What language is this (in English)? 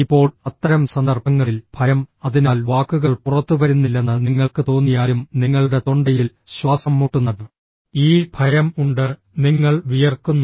Malayalam